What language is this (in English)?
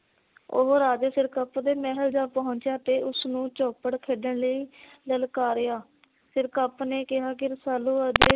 Punjabi